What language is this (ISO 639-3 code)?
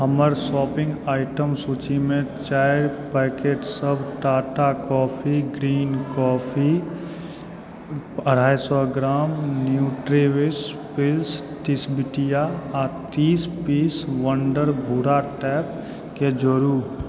mai